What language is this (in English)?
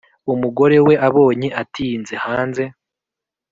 Kinyarwanda